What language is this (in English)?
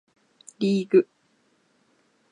Japanese